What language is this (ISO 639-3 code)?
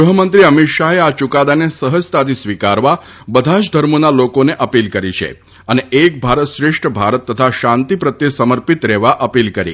guj